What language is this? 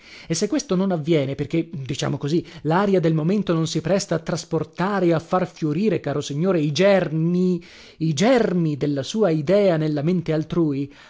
Italian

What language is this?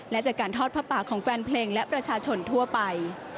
Thai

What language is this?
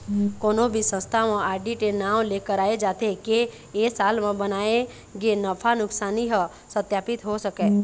Chhattisgarhi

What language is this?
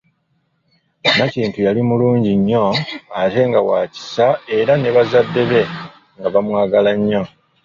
Ganda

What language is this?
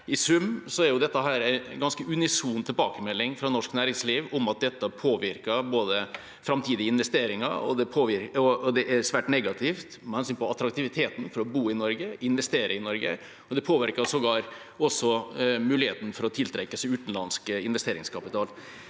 Norwegian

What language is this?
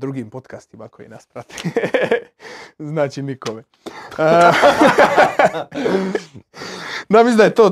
Croatian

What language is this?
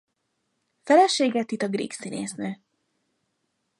Hungarian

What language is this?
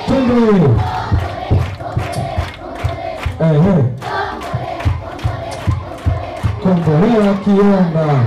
Swahili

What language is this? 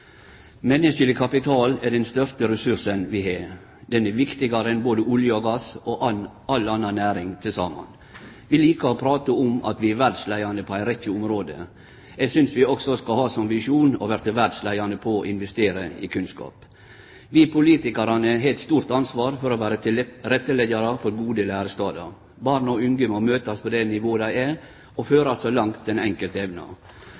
Norwegian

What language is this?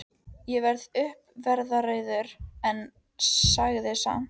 Icelandic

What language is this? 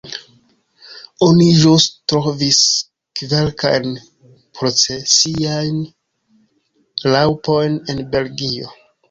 Esperanto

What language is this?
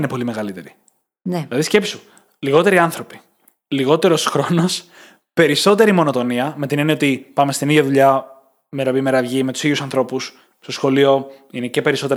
Greek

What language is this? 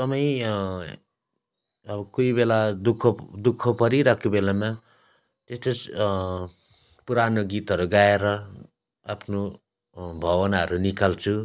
Nepali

